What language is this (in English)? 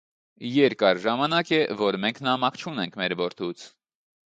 Armenian